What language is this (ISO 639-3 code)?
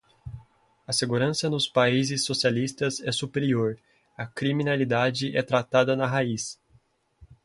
por